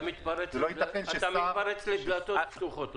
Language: Hebrew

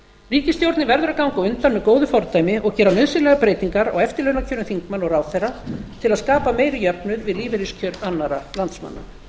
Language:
Icelandic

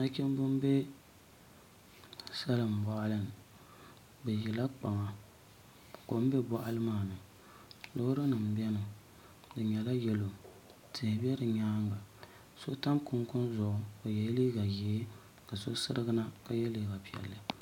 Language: Dagbani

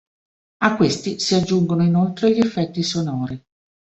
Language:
Italian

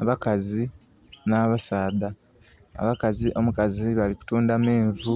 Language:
Soga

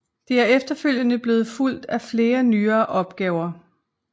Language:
Danish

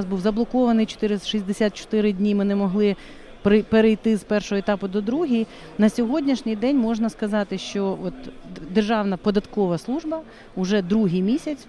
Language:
Ukrainian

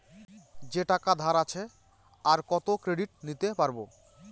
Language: Bangla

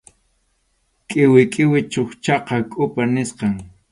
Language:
Arequipa-La Unión Quechua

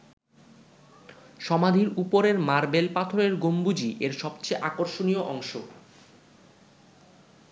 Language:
Bangla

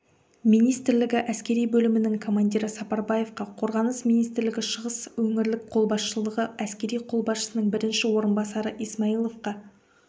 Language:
Kazakh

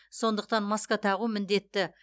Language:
Kazakh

